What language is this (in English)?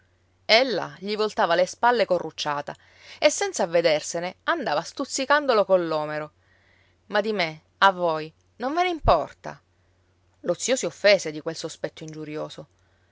Italian